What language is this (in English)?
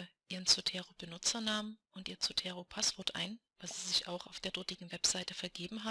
German